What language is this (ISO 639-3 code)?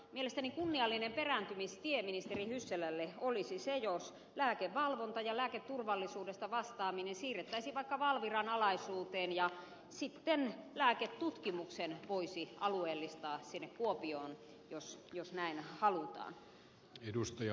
fin